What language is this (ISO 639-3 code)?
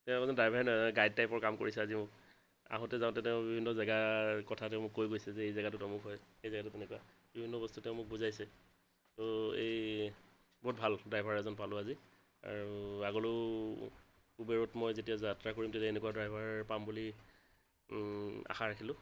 asm